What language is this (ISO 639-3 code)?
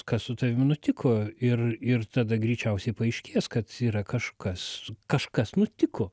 lit